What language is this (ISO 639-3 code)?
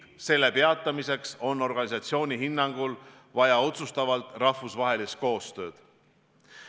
est